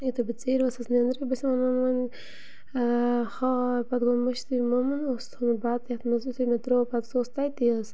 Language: Kashmiri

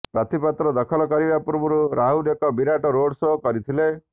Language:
Odia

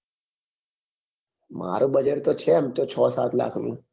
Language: Gujarati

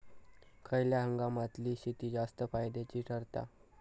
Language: Marathi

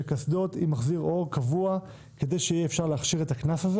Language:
Hebrew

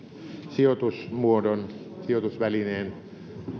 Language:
Finnish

